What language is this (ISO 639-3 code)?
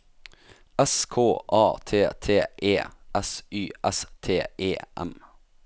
nor